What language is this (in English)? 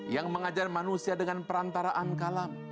Indonesian